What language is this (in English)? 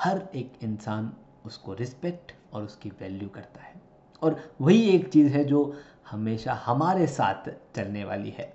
Hindi